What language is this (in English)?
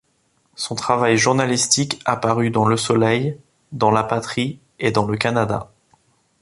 French